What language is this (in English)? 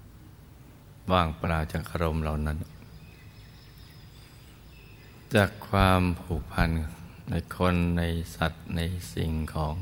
Thai